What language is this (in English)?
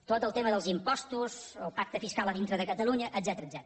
Catalan